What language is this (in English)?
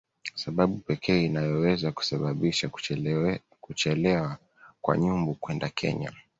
Swahili